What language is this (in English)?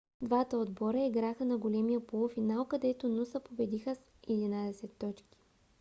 Bulgarian